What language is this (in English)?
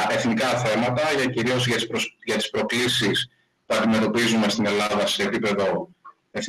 Greek